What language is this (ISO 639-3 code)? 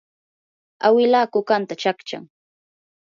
qur